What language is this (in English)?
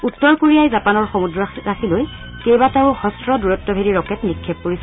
Assamese